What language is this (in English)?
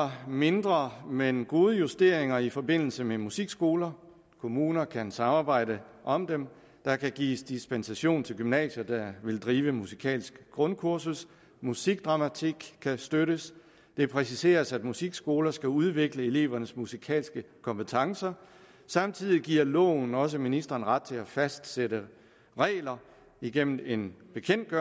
Danish